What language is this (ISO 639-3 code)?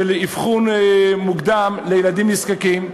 heb